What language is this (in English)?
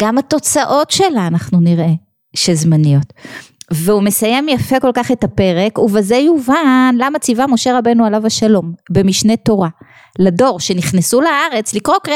Hebrew